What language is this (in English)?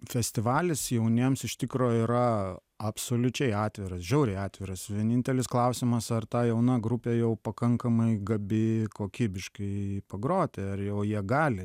Lithuanian